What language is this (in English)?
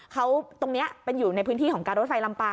Thai